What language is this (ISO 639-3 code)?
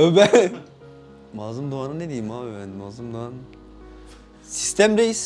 tur